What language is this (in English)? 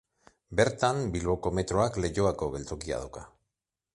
Basque